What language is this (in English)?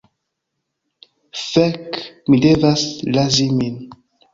Esperanto